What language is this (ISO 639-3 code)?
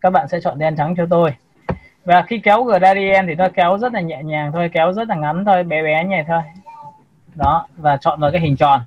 vie